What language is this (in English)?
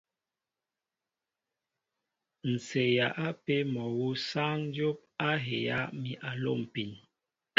Mbo (Cameroon)